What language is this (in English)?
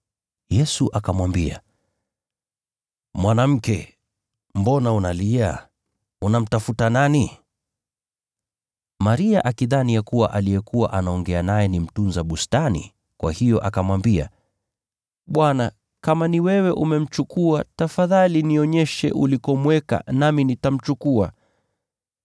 Swahili